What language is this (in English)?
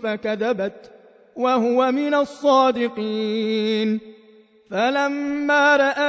Arabic